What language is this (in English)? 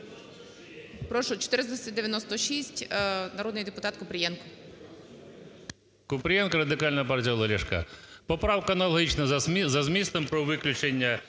Ukrainian